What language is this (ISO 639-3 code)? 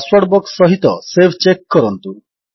ori